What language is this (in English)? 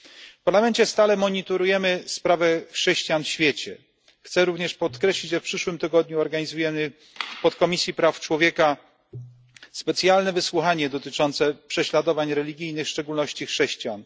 Polish